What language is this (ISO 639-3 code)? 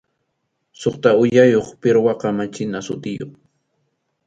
qxu